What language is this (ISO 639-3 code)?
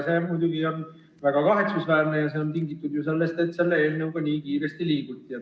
est